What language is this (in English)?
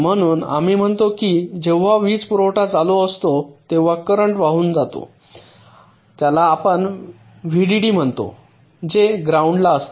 Marathi